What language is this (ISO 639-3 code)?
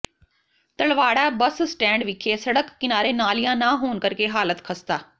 pan